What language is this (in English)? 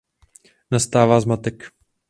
Czech